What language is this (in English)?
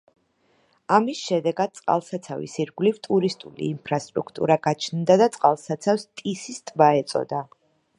Georgian